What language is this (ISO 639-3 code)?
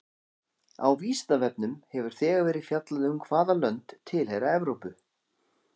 isl